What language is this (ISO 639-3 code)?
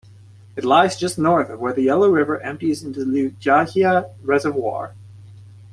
eng